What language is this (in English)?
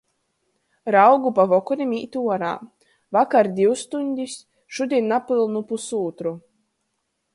Latgalian